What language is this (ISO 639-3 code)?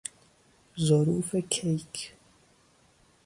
fas